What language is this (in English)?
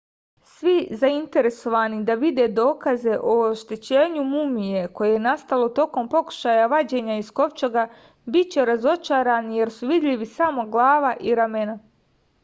Serbian